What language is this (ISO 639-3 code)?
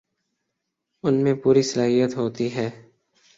urd